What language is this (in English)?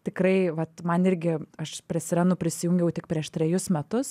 Lithuanian